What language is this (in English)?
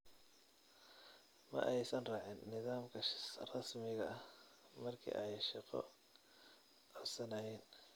Somali